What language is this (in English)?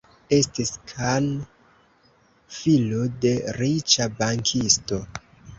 Esperanto